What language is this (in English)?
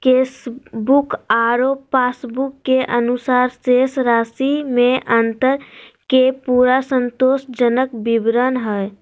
Magahi